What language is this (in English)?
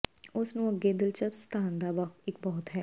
Punjabi